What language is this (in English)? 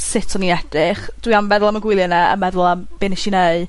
Welsh